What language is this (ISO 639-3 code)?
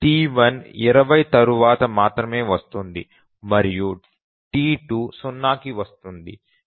tel